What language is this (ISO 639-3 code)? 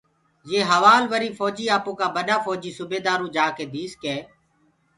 ggg